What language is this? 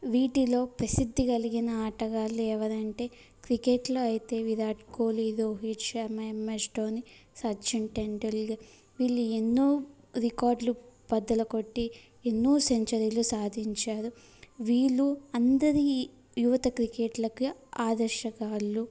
Telugu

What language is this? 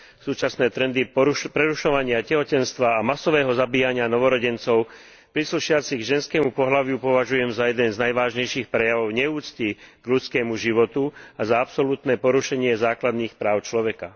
Slovak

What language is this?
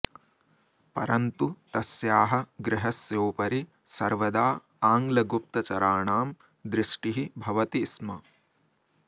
Sanskrit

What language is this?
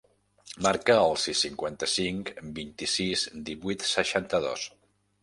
Catalan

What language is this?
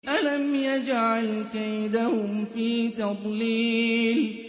Arabic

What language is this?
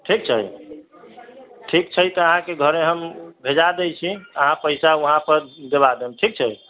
Maithili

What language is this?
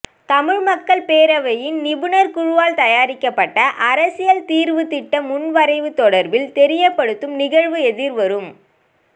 Tamil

